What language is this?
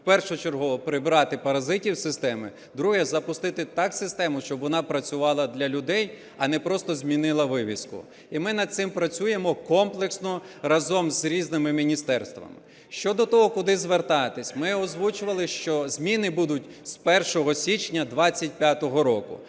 Ukrainian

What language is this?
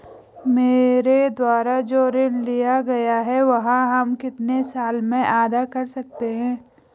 Hindi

